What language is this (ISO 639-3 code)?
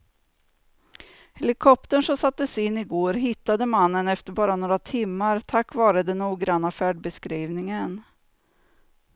swe